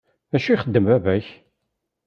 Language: Kabyle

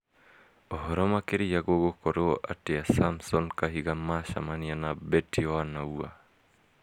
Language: Kikuyu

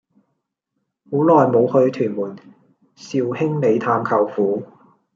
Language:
Cantonese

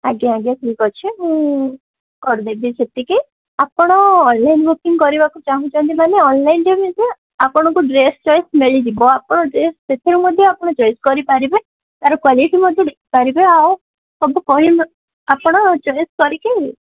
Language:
Odia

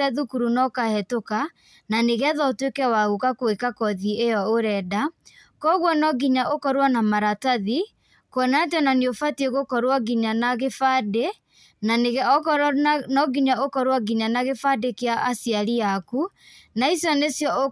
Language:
Kikuyu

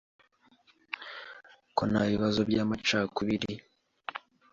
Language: Kinyarwanda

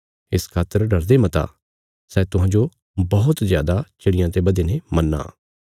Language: Bilaspuri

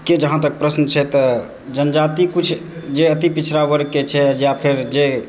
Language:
Maithili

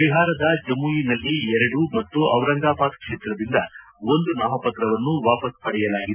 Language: Kannada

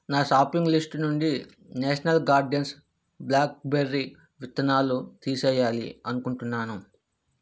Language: Telugu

